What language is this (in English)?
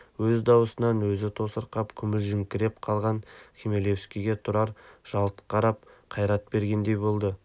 Kazakh